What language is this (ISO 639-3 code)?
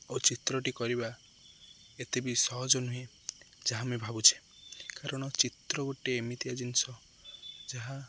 ori